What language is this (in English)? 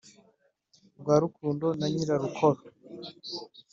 Kinyarwanda